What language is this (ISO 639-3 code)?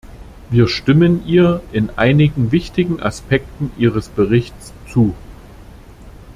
deu